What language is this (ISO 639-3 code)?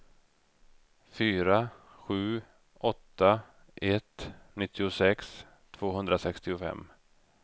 swe